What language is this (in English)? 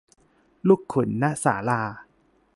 Thai